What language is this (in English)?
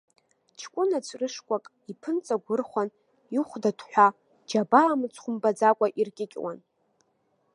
Abkhazian